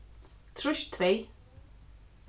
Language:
Faroese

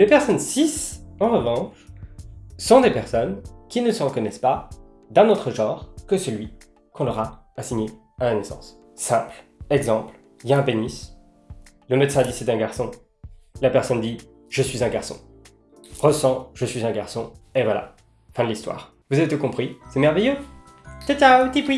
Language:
French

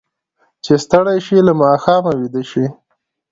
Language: Pashto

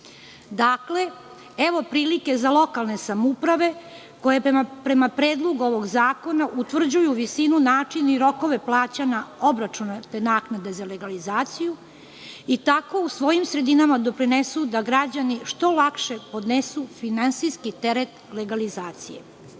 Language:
Serbian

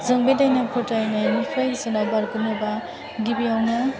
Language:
Bodo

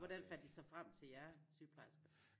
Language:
Danish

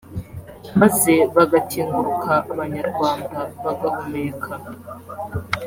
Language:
Kinyarwanda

